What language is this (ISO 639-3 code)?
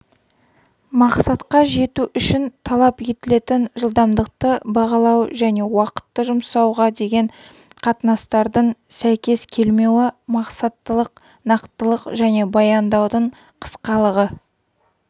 kaz